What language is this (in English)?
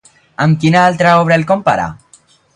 Catalan